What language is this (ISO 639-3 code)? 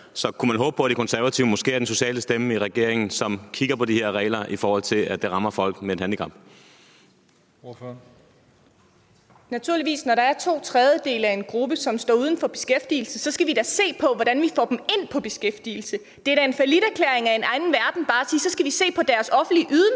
dan